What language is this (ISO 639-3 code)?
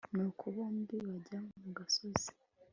kin